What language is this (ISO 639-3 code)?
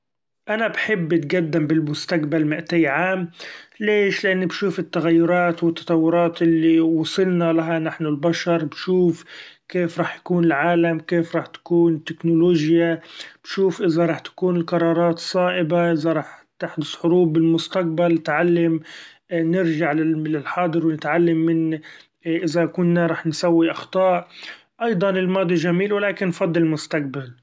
afb